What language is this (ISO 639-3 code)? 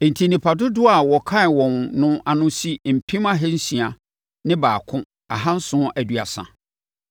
aka